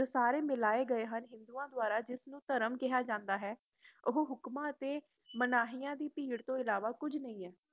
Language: Punjabi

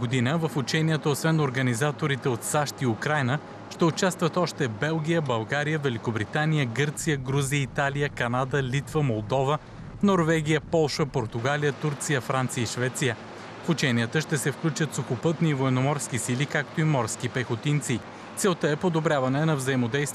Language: Bulgarian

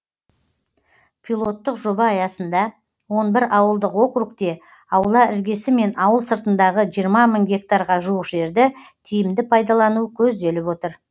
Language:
Kazakh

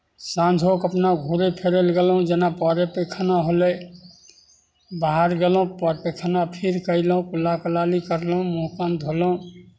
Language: Maithili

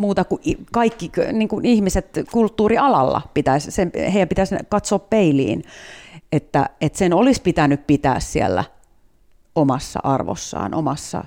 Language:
Finnish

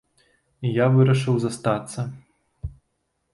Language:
Belarusian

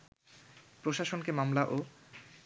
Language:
Bangla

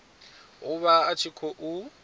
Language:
Venda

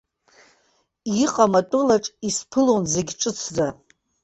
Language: Abkhazian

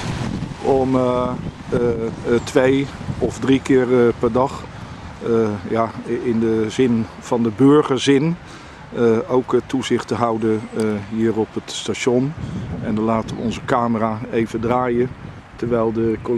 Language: Dutch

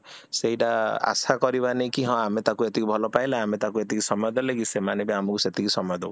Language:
Odia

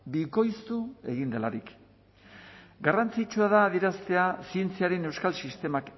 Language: Basque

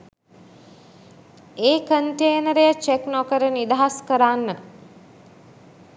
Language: Sinhala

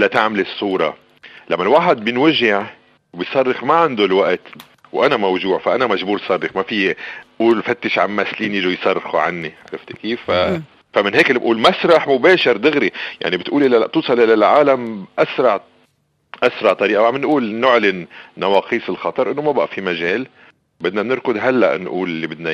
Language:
Arabic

